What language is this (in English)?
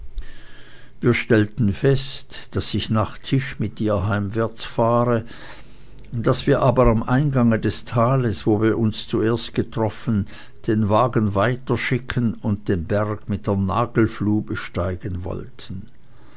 German